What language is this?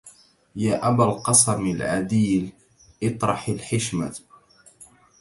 Arabic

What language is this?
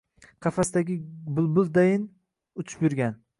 Uzbek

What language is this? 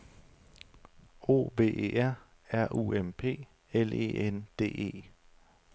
Danish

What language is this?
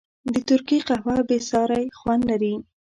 Pashto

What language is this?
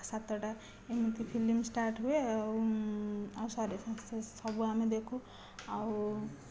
Odia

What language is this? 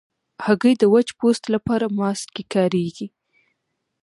Pashto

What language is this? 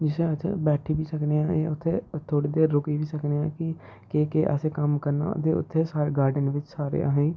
Dogri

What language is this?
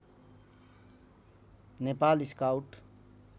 Nepali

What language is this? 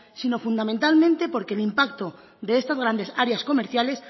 Spanish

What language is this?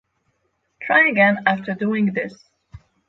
English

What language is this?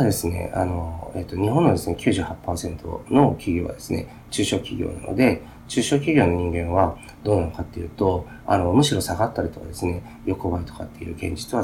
Japanese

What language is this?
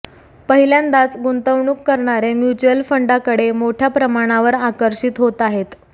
Marathi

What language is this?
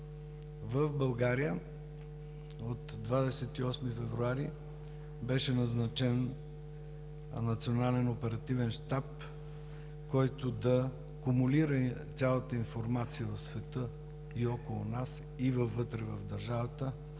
Bulgarian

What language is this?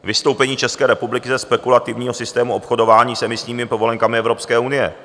Czech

